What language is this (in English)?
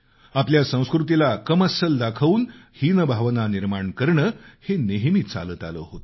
Marathi